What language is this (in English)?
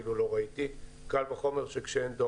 Hebrew